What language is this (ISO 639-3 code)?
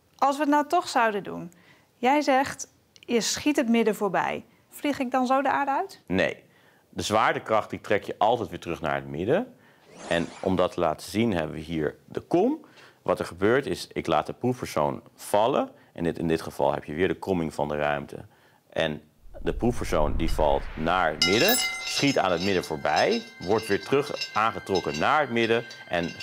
nld